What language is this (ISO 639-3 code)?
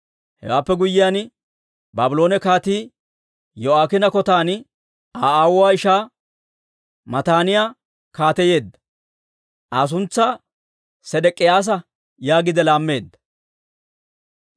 dwr